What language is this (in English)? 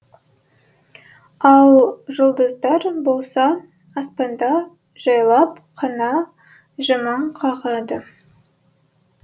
Kazakh